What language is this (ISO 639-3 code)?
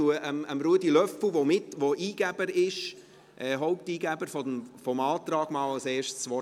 gsw